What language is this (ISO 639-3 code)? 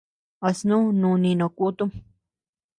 cux